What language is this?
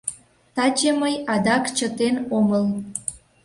Mari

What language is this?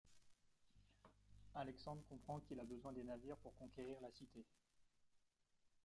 French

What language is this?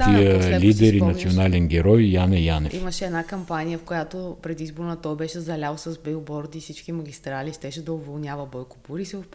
Bulgarian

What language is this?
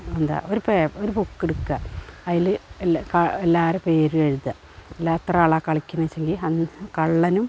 Malayalam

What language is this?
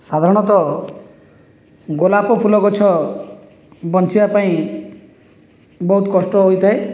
Odia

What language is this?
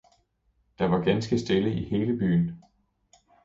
Danish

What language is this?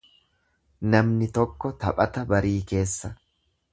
Oromo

